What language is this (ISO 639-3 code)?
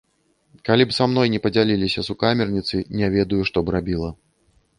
bel